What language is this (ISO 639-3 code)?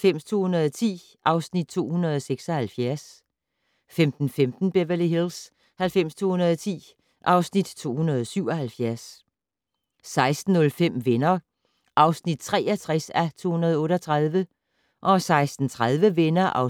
dan